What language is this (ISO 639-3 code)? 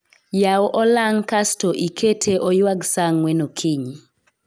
luo